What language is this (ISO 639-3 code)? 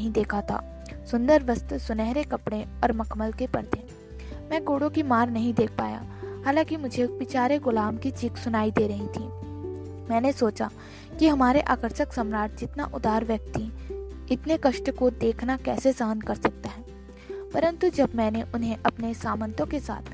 hin